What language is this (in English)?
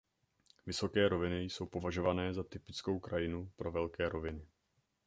Czech